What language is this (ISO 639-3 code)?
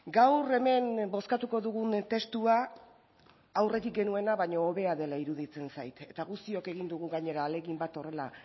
eus